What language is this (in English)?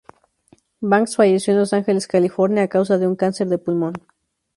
Spanish